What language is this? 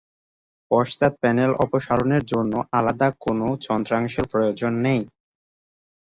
Bangla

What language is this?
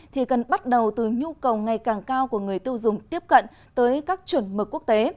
Vietnamese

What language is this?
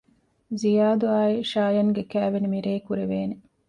Divehi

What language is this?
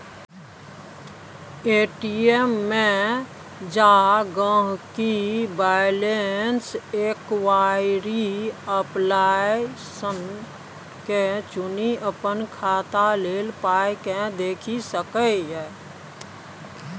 Maithili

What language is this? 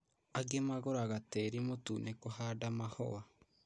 Kikuyu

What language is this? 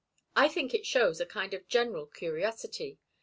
English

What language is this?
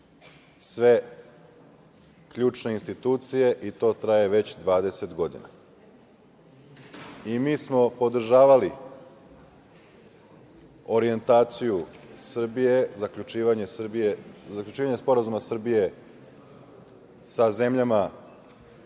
Serbian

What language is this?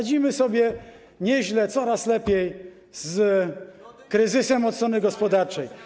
Polish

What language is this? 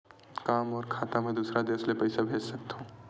Chhattisgarhi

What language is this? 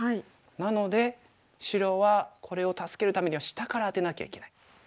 Japanese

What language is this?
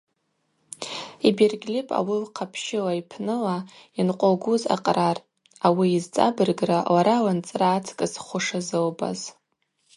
Abaza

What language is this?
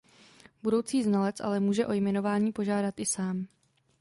Czech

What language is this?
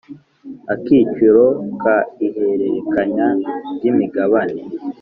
Kinyarwanda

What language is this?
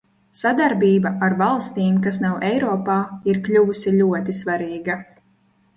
Latvian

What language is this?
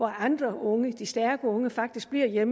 Danish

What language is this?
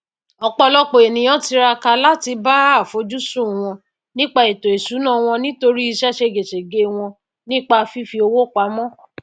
Yoruba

